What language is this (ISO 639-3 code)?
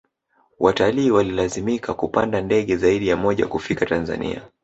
swa